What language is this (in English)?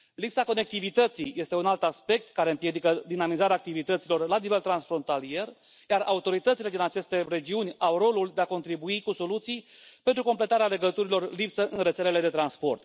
Romanian